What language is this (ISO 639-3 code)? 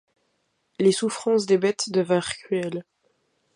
fra